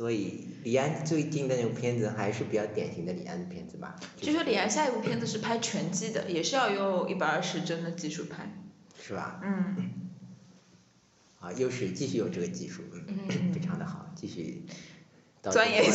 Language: Chinese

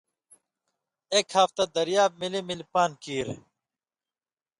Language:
Indus Kohistani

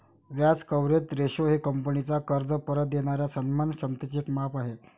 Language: Marathi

